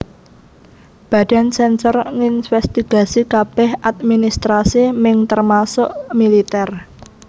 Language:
Javanese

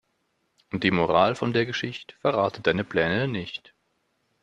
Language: German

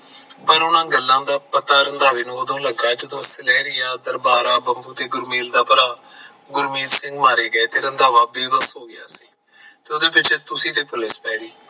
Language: Punjabi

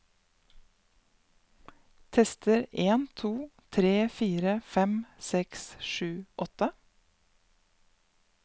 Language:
Norwegian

